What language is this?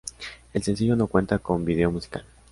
Spanish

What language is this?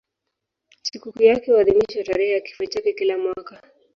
Swahili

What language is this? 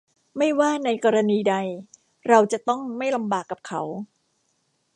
Thai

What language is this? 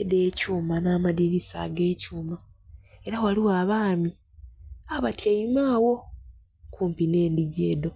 Soga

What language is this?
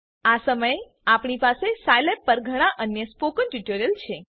Gujarati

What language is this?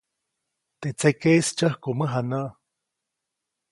Copainalá Zoque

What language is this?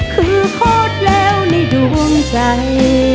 Thai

